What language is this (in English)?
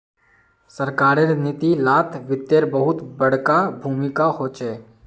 Magahi